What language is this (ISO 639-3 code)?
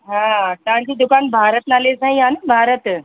snd